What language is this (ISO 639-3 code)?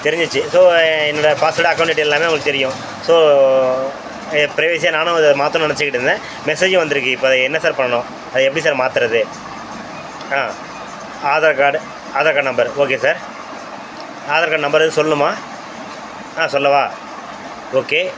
tam